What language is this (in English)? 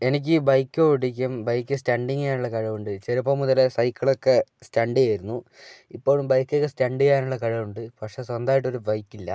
Malayalam